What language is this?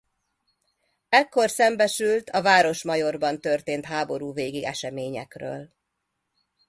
Hungarian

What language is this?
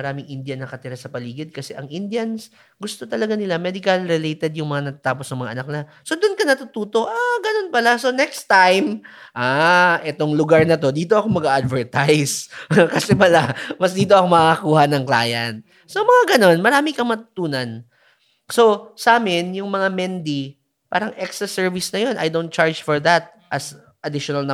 Filipino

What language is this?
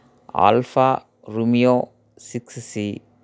Telugu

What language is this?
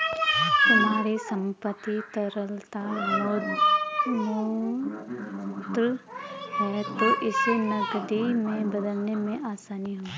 Hindi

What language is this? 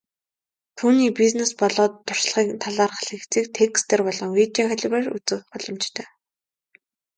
Mongolian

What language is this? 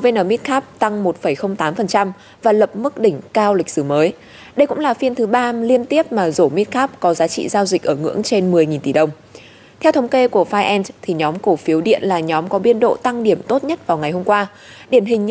Vietnamese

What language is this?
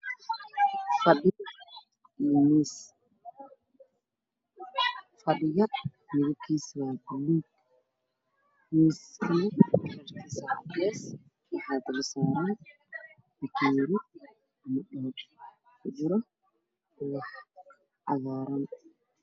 Somali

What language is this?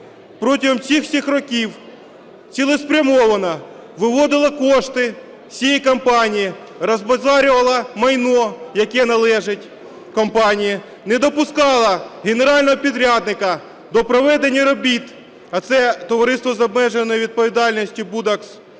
Ukrainian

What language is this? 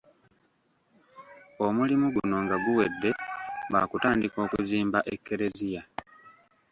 Ganda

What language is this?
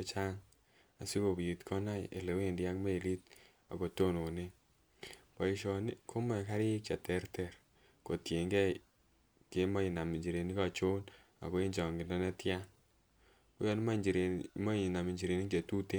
Kalenjin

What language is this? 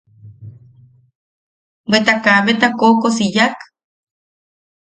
Yaqui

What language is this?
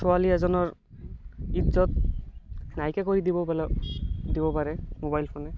Assamese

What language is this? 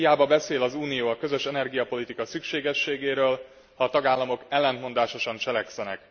Hungarian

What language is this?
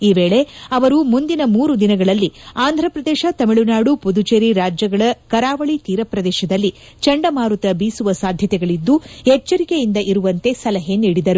Kannada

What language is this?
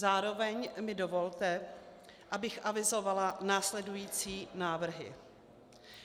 Czech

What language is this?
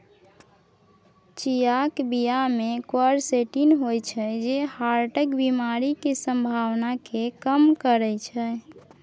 Maithili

